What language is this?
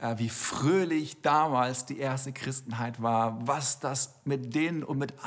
German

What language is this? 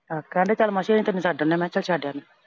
Punjabi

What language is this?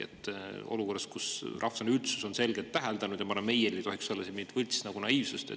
Estonian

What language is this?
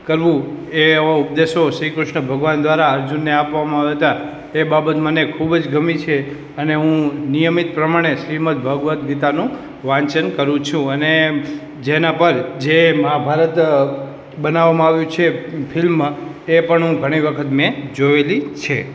Gujarati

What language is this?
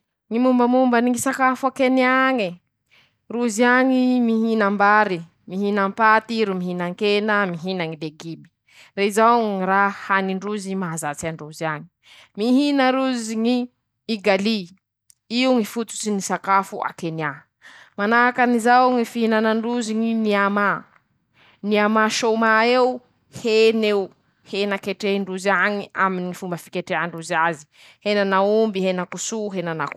Masikoro Malagasy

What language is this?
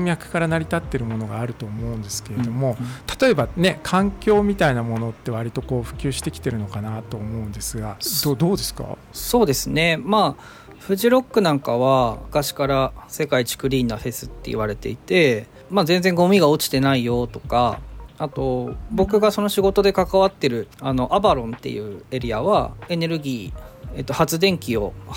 Japanese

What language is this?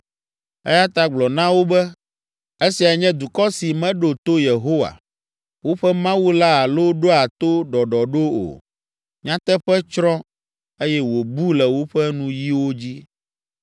Ewe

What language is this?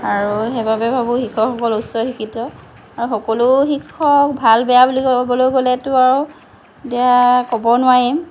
Assamese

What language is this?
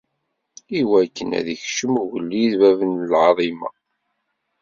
Kabyle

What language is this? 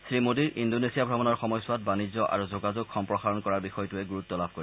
Assamese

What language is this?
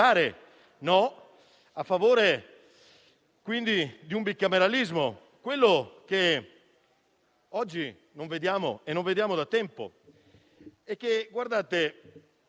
Italian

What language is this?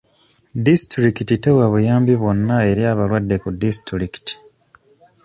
Ganda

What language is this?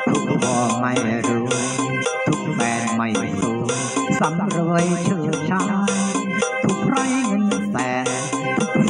Thai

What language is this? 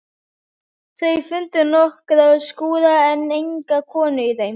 Icelandic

